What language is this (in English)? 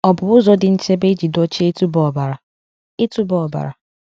Igbo